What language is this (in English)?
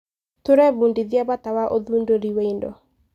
Kikuyu